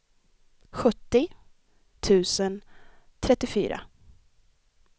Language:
Swedish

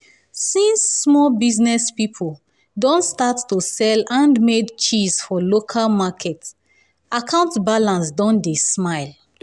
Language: Nigerian Pidgin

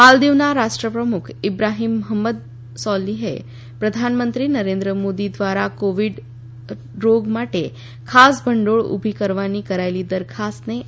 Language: Gujarati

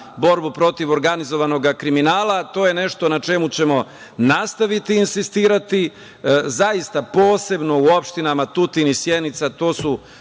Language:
Serbian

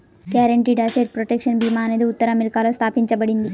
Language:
Telugu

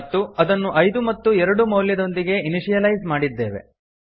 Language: Kannada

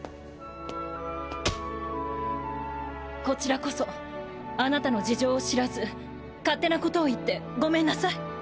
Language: Japanese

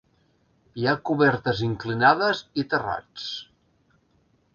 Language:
Catalan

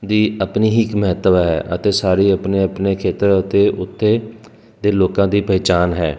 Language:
Punjabi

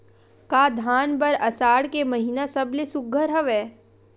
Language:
Chhattisgarhi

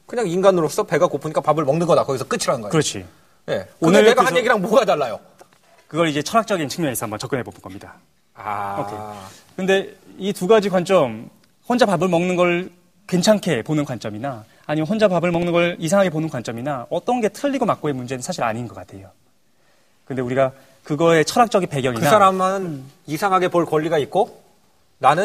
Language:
Korean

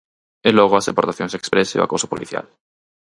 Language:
Galician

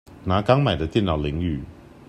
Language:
Chinese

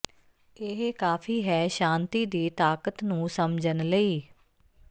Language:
Punjabi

